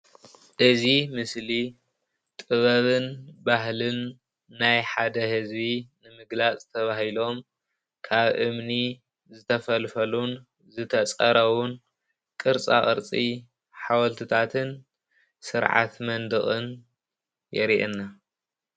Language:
Tigrinya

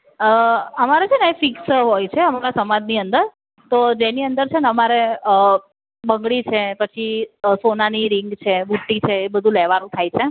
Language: Gujarati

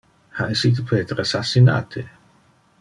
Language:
Interlingua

